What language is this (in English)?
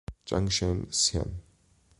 Italian